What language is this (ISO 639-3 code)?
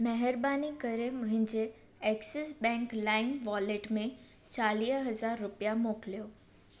snd